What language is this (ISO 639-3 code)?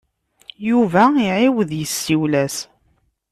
kab